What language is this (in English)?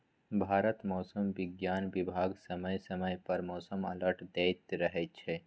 Maithili